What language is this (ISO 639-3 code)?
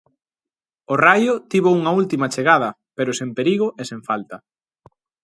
glg